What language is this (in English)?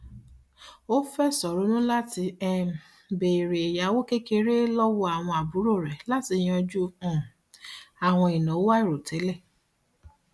Yoruba